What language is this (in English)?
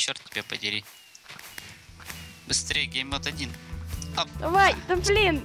Russian